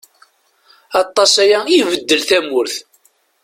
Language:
Kabyle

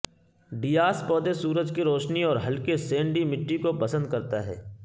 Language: Urdu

